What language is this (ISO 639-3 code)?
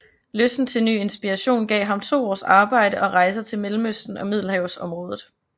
dan